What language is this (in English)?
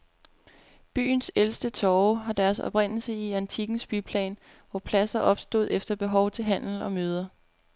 Danish